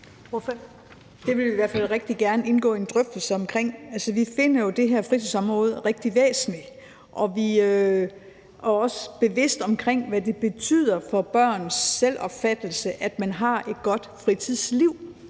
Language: Danish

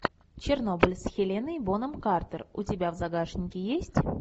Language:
Russian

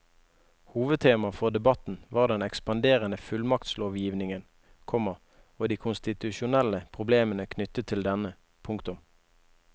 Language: Norwegian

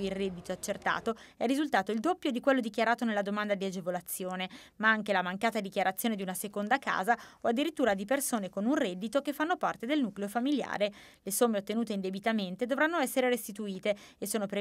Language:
Italian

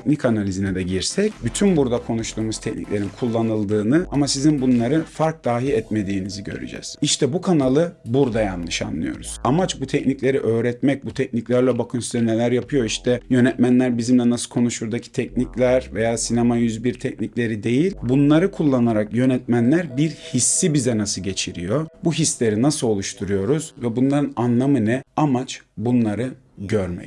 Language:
Turkish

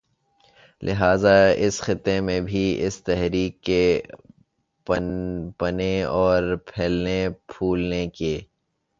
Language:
Urdu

